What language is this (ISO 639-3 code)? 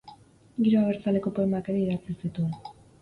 eus